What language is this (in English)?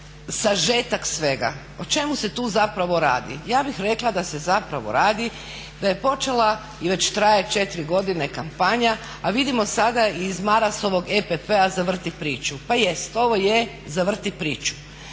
Croatian